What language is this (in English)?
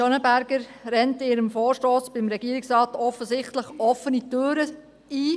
Swiss German